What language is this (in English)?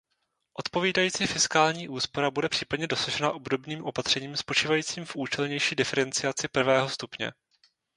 Czech